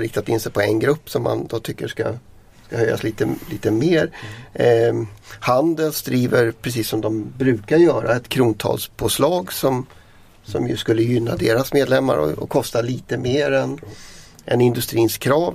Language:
Swedish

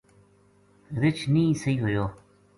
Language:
Gujari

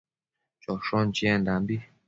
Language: Matsés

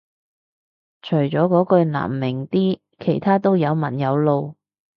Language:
Cantonese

